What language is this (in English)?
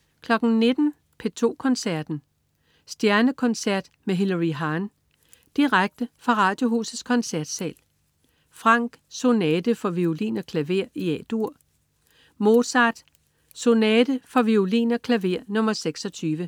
Danish